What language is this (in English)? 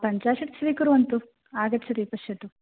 Sanskrit